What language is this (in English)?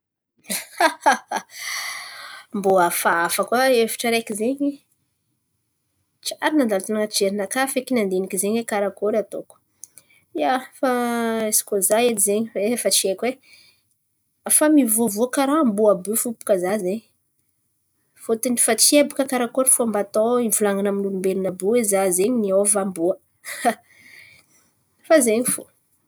Antankarana Malagasy